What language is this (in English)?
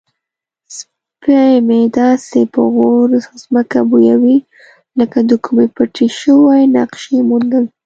Pashto